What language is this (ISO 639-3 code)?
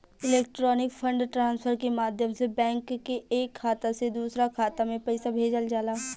bho